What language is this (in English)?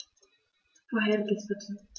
German